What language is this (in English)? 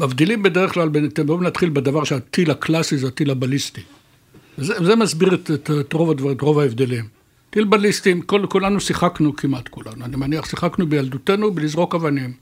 Hebrew